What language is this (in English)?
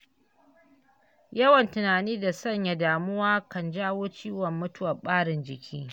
Hausa